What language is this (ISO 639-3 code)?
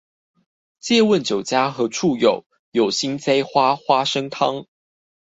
zho